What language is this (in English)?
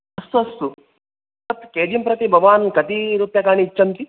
Sanskrit